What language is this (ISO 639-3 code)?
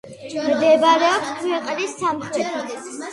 kat